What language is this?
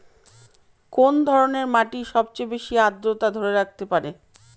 Bangla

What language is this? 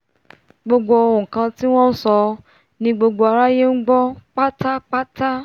Yoruba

